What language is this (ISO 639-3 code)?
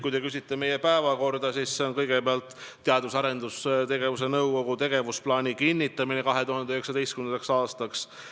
est